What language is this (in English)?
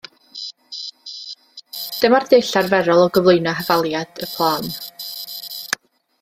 Welsh